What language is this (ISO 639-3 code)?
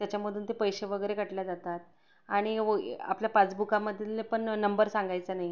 mar